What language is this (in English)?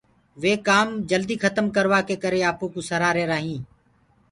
Gurgula